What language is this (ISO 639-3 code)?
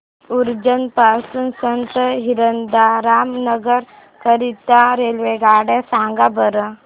mar